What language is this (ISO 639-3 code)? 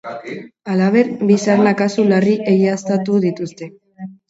eus